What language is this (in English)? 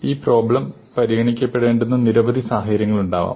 Malayalam